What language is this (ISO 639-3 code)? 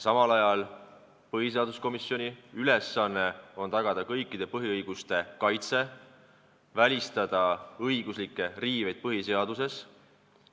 est